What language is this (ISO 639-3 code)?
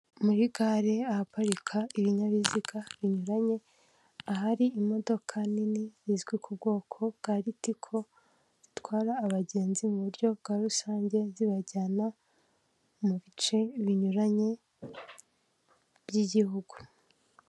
kin